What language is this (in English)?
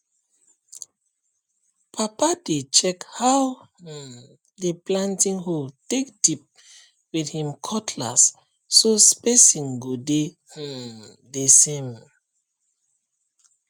Nigerian Pidgin